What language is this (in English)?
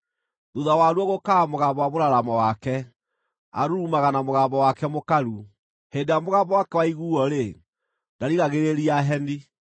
Kikuyu